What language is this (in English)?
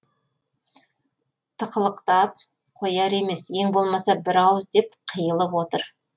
Kazakh